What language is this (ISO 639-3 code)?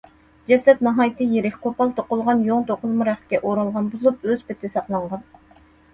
uig